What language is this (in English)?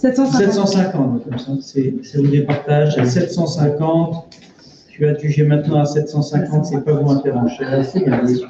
French